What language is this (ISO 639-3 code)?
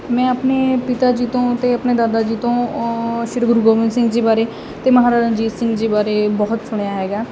pan